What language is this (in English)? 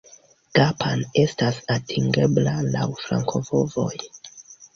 Esperanto